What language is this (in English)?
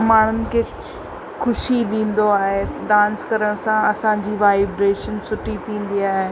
Sindhi